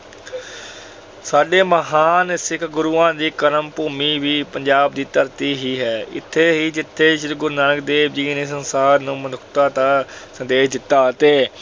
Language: Punjabi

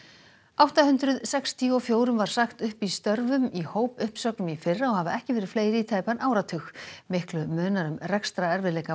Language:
Icelandic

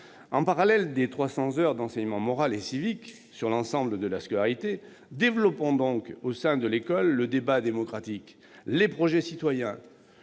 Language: French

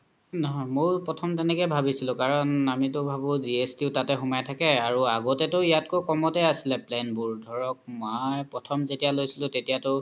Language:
Assamese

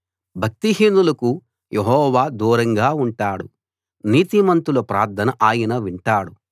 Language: Telugu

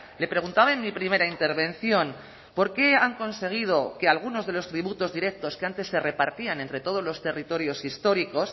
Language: Spanish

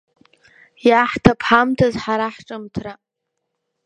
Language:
Abkhazian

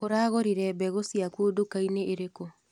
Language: Kikuyu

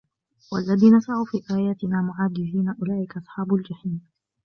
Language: Arabic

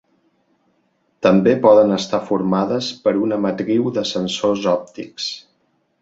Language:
Catalan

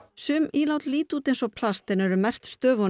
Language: Icelandic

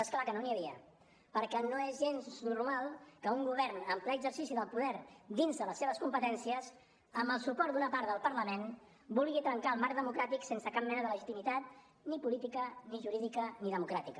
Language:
Catalan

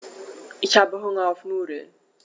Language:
German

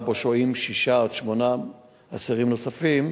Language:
Hebrew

